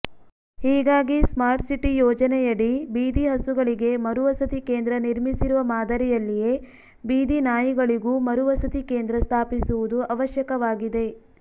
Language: Kannada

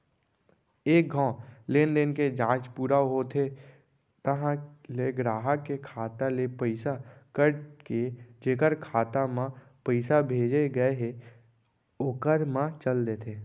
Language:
Chhattisgarhi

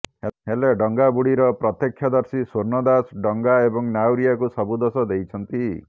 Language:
Odia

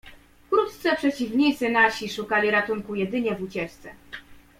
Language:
Polish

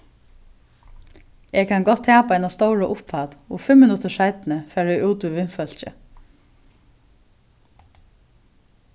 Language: Faroese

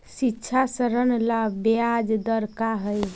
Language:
Magahi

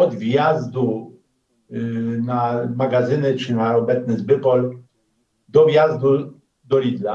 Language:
Polish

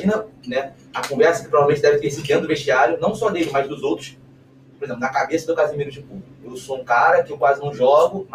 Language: Portuguese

